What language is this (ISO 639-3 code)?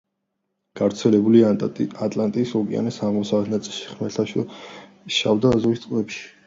kat